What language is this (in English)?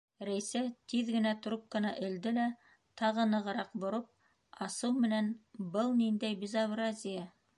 Bashkir